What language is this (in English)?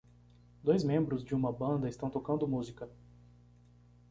Portuguese